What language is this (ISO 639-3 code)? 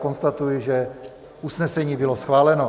ces